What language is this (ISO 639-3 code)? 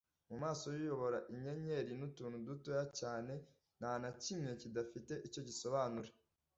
kin